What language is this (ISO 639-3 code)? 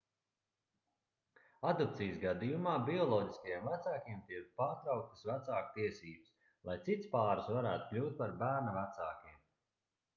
lav